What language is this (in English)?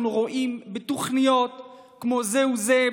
Hebrew